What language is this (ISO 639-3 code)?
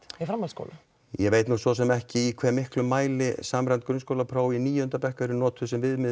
isl